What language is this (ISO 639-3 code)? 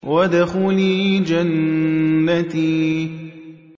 ara